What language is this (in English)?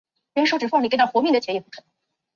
Chinese